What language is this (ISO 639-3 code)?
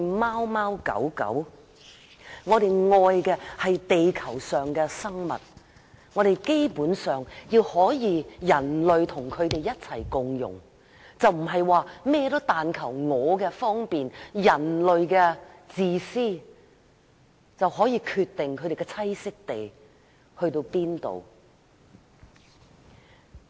yue